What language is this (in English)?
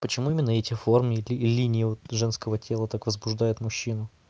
Russian